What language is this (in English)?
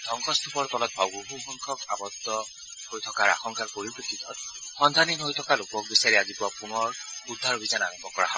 Assamese